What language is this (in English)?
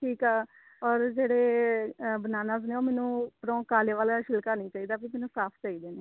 Punjabi